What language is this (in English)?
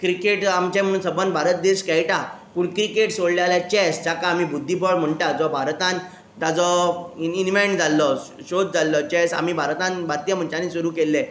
Konkani